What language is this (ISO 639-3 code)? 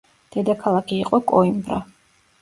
kat